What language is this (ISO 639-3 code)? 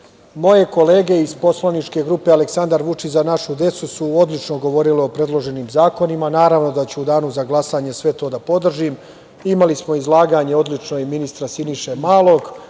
srp